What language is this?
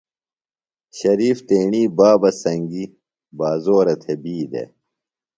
Phalura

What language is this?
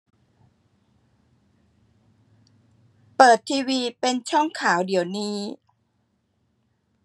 Thai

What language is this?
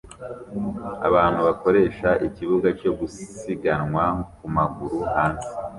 Kinyarwanda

